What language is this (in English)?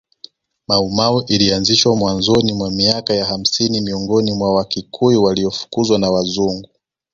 Swahili